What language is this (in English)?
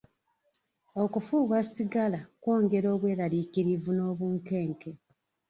Ganda